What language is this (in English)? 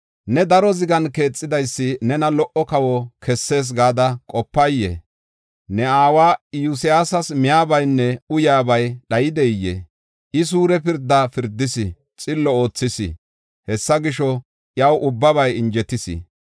Gofa